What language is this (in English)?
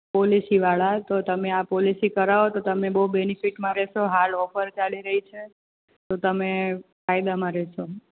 Gujarati